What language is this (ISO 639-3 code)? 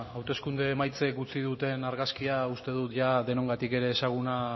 eus